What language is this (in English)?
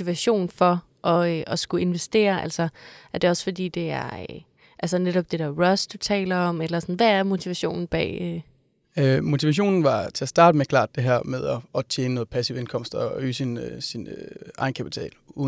Danish